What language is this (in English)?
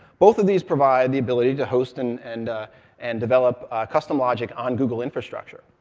English